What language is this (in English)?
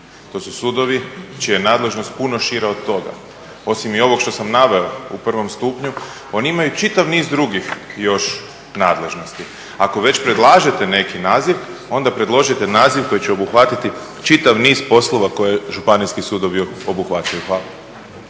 Croatian